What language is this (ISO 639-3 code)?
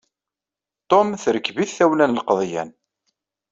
kab